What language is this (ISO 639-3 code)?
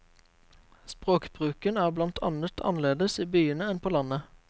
nor